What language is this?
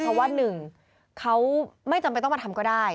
Thai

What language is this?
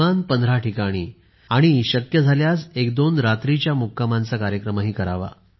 Marathi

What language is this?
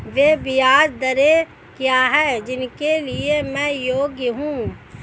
Hindi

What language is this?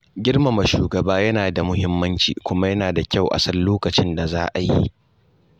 Hausa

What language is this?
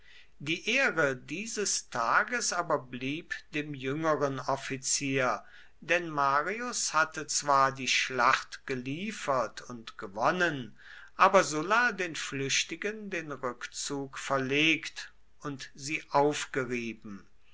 German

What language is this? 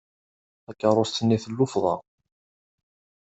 Kabyle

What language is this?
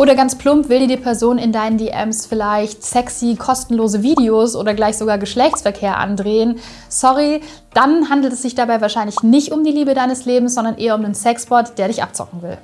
German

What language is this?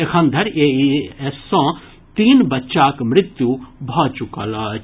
Maithili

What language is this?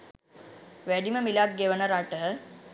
Sinhala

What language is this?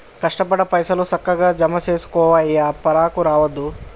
Telugu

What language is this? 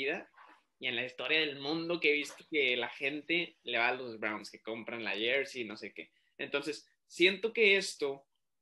Spanish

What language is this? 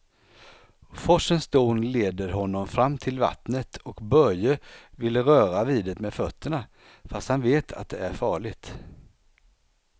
Swedish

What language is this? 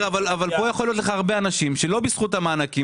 Hebrew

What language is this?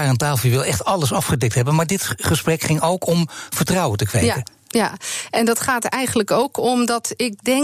Dutch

